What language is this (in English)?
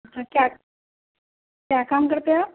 Urdu